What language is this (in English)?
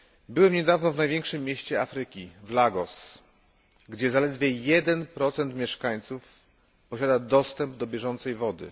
Polish